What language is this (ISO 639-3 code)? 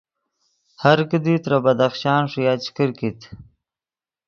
ydg